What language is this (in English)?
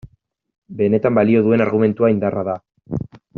Basque